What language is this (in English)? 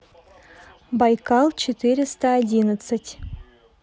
Russian